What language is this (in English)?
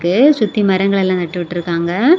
Tamil